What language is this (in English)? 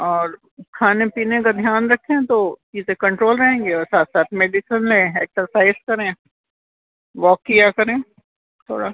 Urdu